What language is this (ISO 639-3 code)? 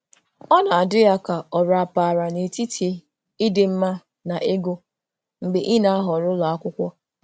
ibo